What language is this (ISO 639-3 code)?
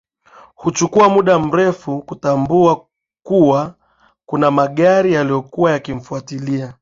swa